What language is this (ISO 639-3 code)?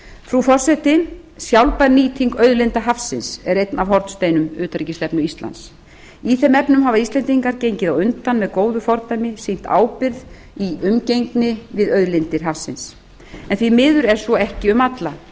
isl